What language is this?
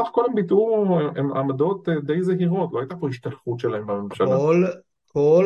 Hebrew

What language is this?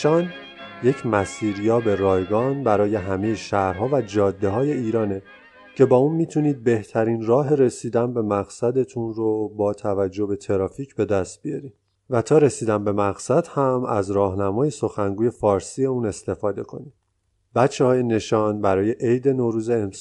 Persian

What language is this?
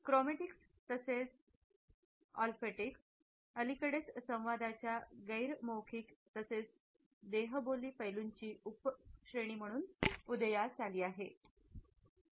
Marathi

